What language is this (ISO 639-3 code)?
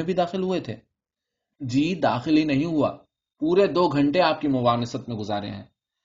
urd